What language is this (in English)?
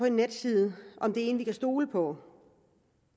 Danish